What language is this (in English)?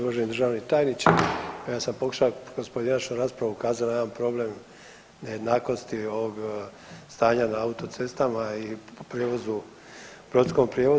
Croatian